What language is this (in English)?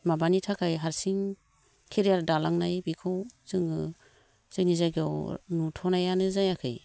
Bodo